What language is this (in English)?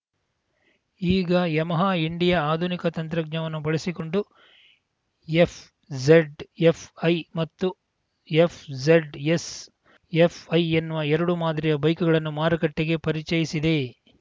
Kannada